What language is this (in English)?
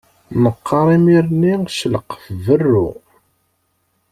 Kabyle